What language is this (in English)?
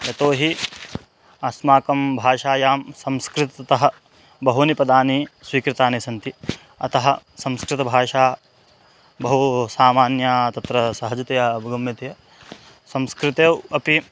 Sanskrit